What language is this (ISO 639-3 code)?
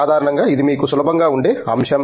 tel